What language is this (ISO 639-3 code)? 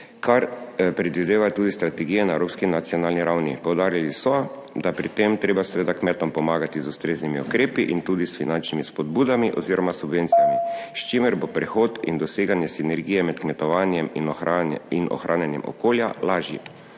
slv